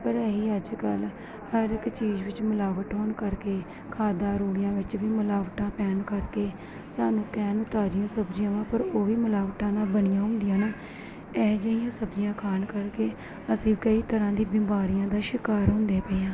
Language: Punjabi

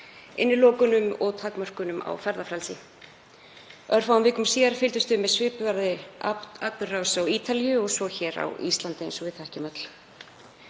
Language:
Icelandic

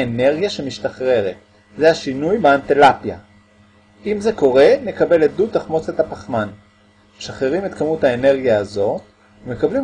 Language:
Hebrew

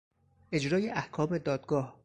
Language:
Persian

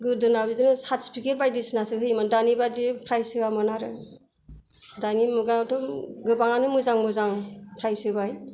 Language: Bodo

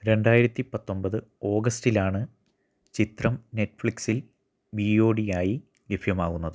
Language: Malayalam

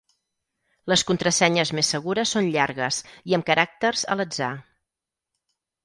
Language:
Catalan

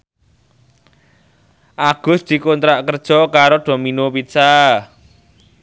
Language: Javanese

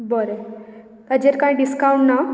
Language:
Konkani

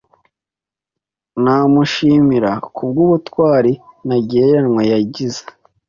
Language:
Kinyarwanda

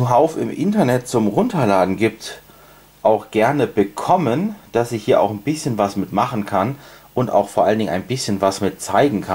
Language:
German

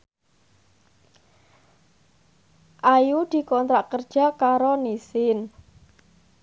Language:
Javanese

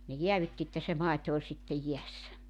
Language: Finnish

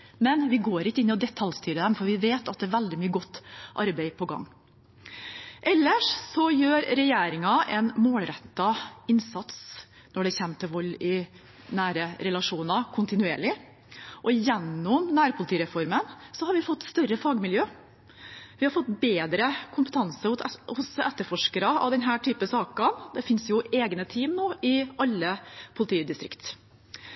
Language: Norwegian Bokmål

